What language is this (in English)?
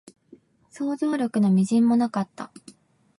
Japanese